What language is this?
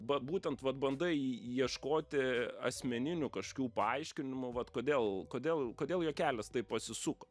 Lithuanian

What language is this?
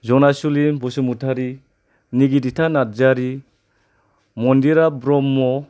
Bodo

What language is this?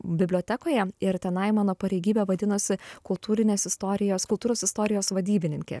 Lithuanian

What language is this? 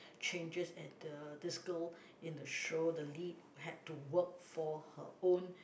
English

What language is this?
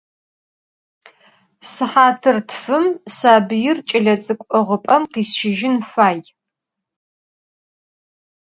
Adyghe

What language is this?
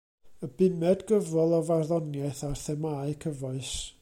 Welsh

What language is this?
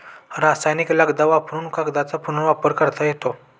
Marathi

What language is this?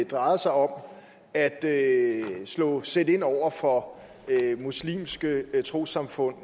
Danish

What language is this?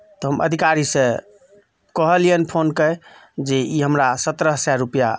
Maithili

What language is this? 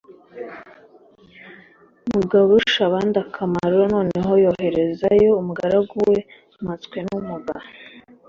Kinyarwanda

